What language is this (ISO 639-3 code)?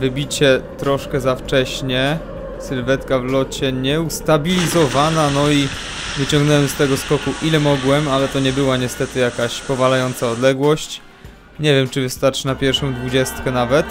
pol